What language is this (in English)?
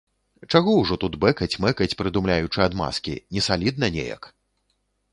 Belarusian